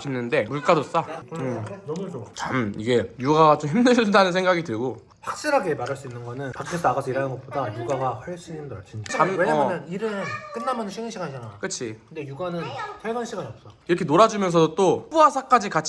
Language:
Korean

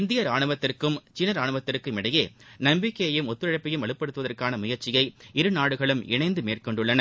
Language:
Tamil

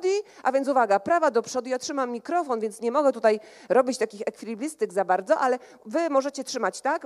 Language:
Polish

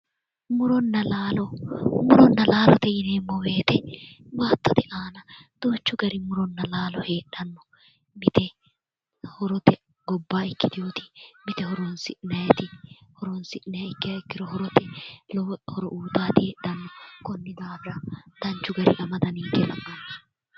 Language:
Sidamo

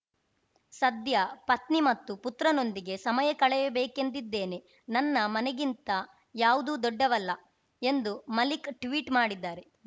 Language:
Kannada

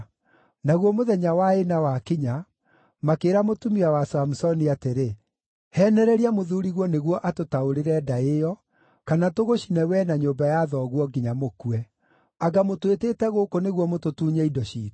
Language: Kikuyu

